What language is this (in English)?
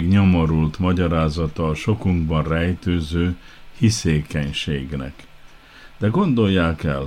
Hungarian